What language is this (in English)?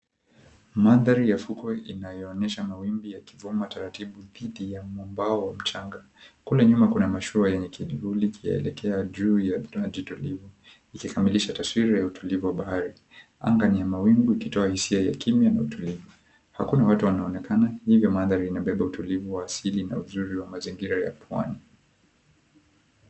Swahili